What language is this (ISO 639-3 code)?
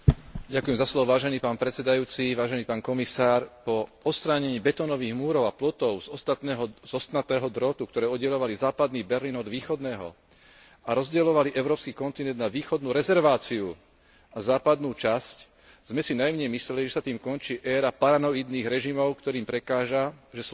slk